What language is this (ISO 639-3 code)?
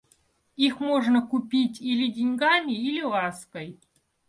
rus